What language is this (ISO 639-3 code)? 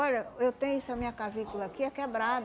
por